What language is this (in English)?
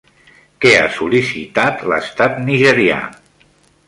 Catalan